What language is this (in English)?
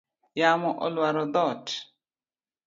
Luo (Kenya and Tanzania)